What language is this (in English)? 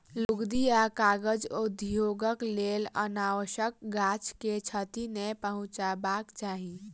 Maithili